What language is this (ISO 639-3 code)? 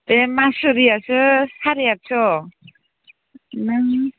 brx